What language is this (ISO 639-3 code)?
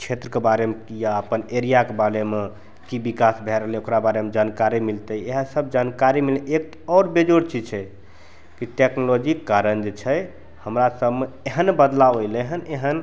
mai